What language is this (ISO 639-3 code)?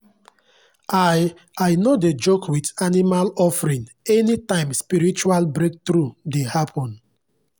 pcm